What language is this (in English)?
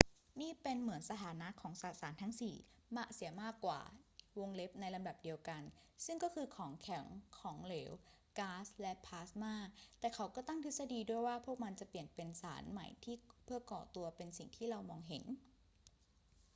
Thai